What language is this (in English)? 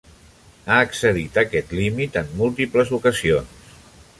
Catalan